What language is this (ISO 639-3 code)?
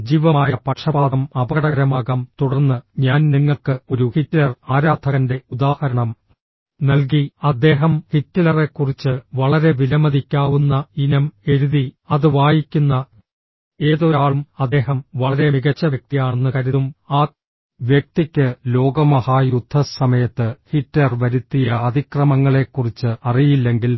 mal